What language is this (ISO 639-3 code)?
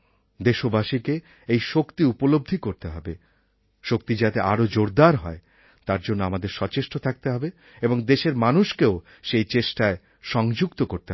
ben